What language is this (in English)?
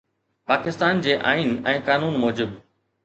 Sindhi